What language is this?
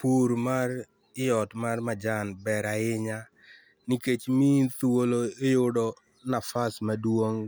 Luo (Kenya and Tanzania)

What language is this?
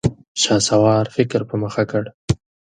Pashto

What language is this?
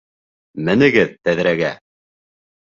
Bashkir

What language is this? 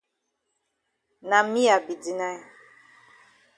Cameroon Pidgin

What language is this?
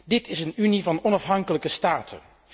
Dutch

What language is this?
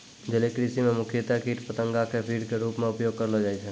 Maithili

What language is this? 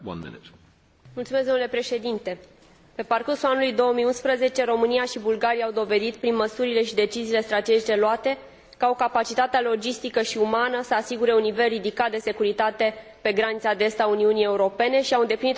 Romanian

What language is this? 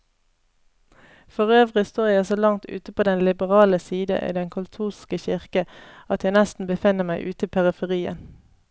Norwegian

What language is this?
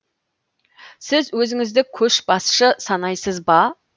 Kazakh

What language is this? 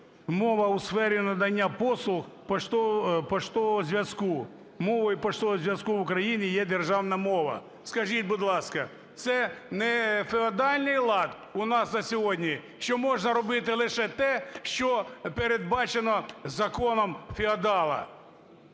Ukrainian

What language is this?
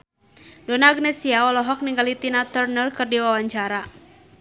Sundanese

